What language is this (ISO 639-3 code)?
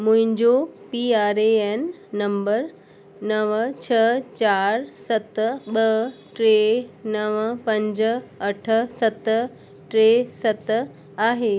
snd